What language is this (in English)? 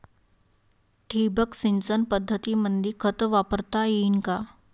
Marathi